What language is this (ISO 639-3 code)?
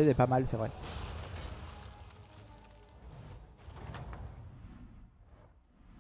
fra